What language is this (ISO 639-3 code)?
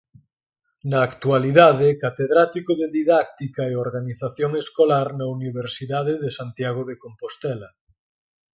glg